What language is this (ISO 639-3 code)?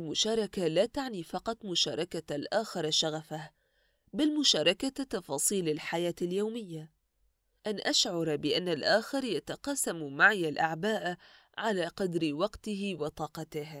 ara